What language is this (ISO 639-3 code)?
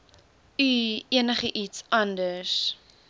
afr